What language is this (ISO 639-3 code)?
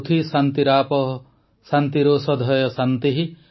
ori